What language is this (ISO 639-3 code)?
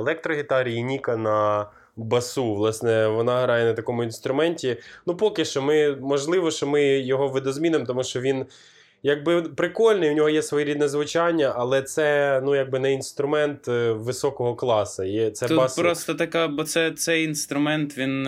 ukr